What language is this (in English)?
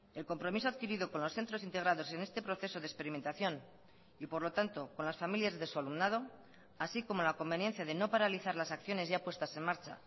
Spanish